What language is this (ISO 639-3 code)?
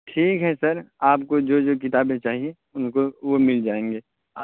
urd